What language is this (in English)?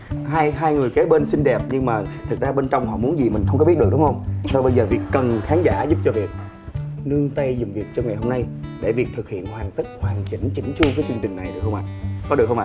Vietnamese